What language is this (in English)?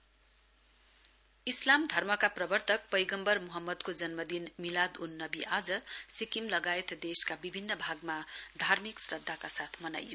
Nepali